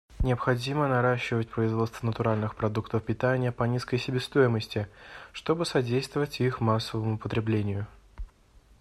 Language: Russian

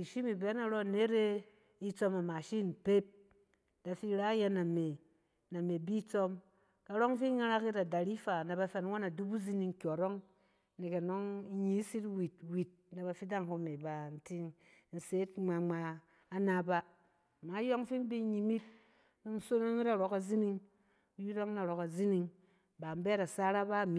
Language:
Cen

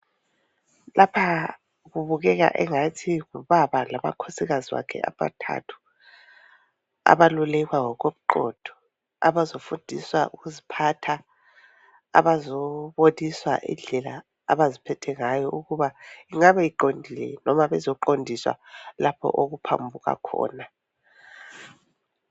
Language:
North Ndebele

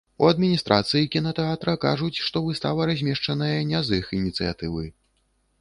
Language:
Belarusian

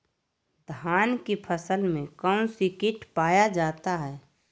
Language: Magahi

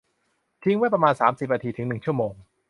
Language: Thai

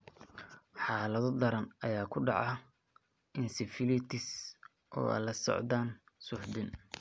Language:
Somali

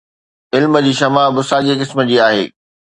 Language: Sindhi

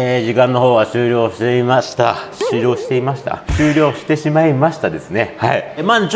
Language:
Japanese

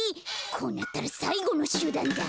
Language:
Japanese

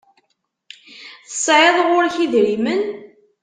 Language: Kabyle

